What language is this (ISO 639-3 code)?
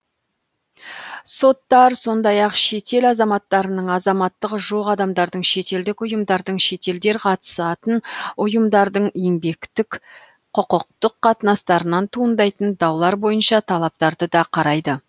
kaz